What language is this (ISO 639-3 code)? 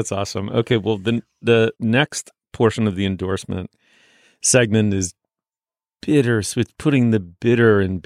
eng